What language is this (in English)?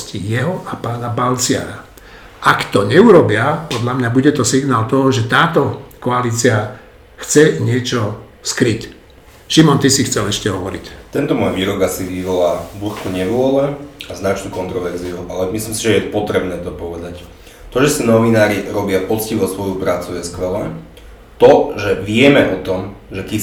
Slovak